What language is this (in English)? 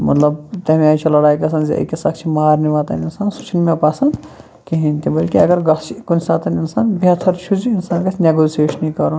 Kashmiri